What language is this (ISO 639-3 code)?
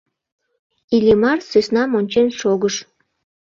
chm